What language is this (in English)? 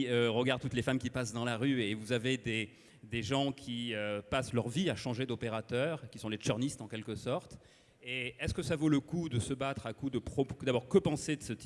French